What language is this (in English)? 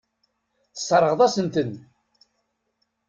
Kabyle